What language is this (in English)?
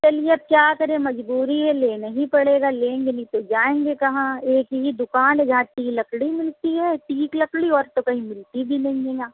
Urdu